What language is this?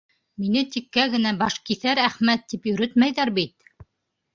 Bashkir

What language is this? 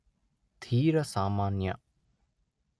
Kannada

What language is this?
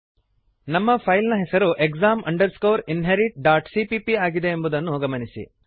Kannada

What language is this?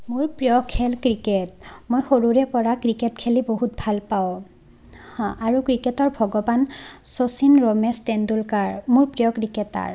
Assamese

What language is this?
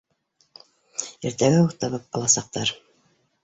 Bashkir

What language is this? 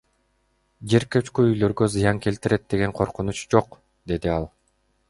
Kyrgyz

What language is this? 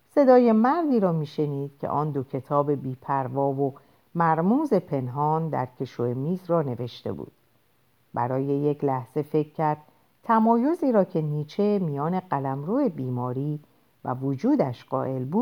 Persian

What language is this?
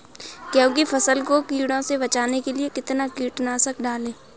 Hindi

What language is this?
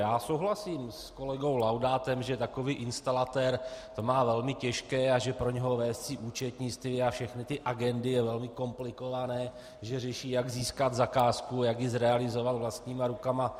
Czech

